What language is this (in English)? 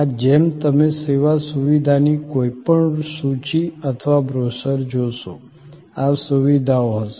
Gujarati